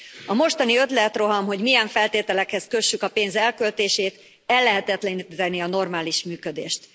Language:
Hungarian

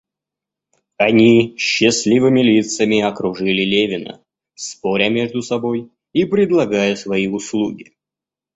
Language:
Russian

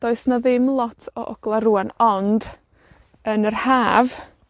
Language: Welsh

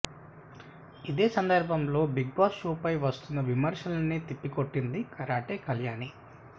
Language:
Telugu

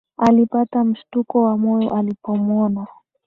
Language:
Swahili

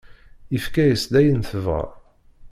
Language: Kabyle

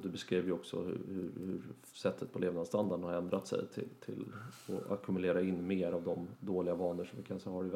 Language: Swedish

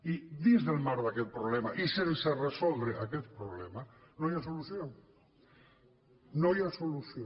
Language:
Catalan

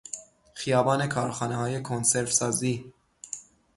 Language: Persian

